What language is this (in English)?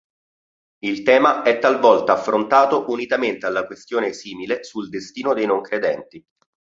Italian